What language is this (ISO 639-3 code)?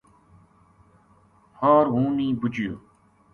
gju